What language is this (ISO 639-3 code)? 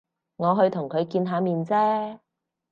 yue